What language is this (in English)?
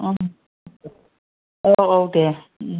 Bodo